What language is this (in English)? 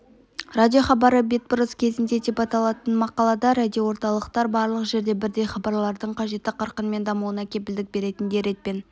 Kazakh